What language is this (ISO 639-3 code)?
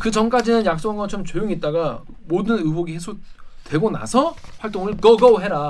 kor